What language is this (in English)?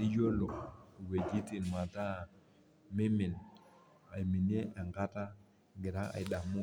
Masai